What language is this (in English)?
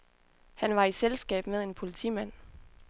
Danish